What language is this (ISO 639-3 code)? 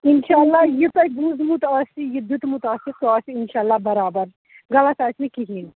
kas